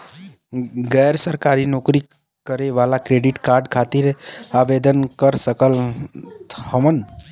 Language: Bhojpuri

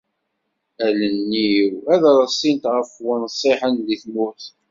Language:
Kabyle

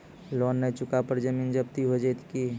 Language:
Maithili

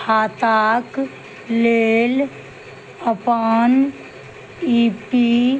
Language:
Maithili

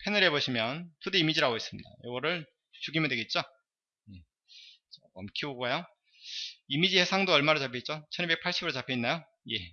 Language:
Korean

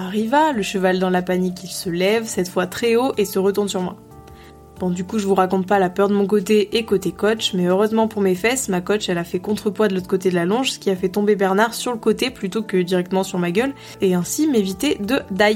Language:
French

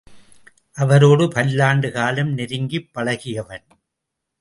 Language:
Tamil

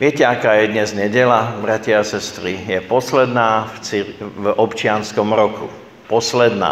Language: Slovak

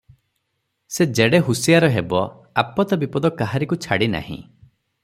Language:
Odia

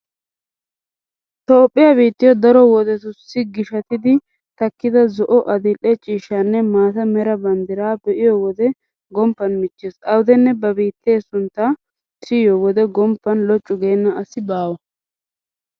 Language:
Wolaytta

